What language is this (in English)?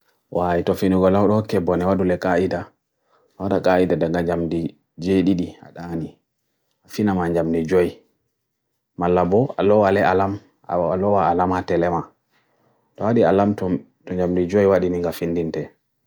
Bagirmi Fulfulde